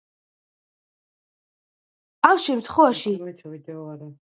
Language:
Georgian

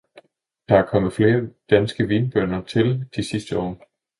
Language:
Danish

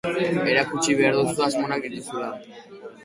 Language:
Basque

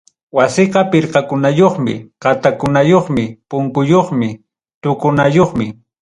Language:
Ayacucho Quechua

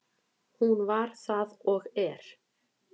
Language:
Icelandic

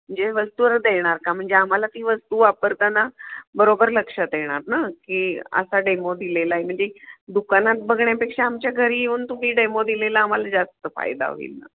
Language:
Marathi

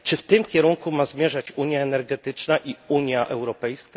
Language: Polish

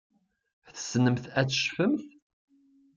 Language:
Kabyle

